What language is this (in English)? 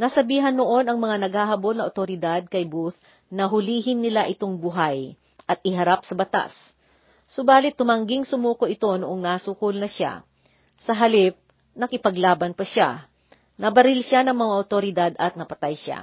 Filipino